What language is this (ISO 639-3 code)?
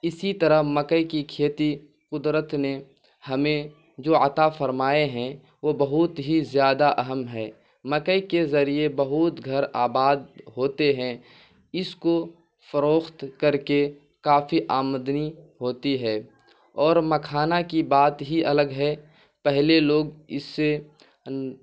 urd